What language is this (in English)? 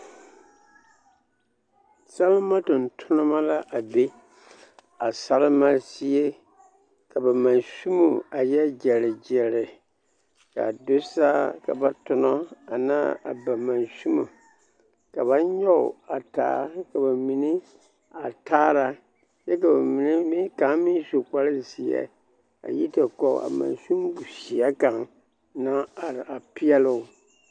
Southern Dagaare